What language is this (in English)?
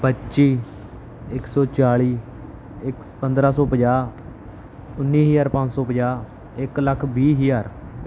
Punjabi